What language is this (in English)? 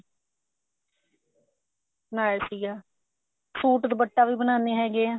Punjabi